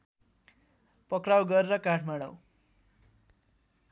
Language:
Nepali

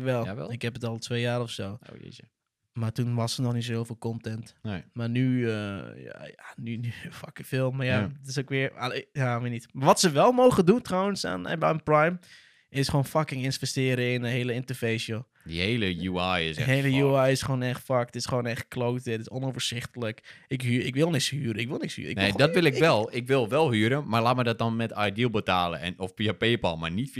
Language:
Dutch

